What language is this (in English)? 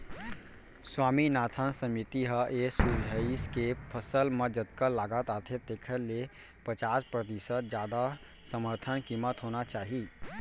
Chhattisgarhi